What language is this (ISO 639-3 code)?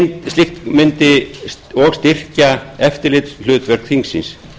isl